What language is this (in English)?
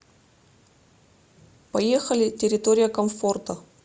Russian